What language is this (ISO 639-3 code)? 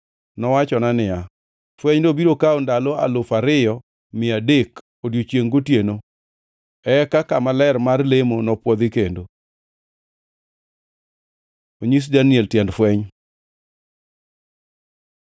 luo